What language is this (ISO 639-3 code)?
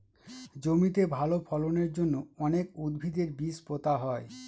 ben